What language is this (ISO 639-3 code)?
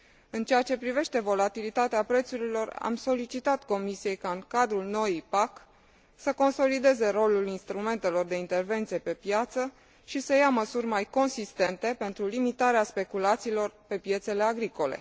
ron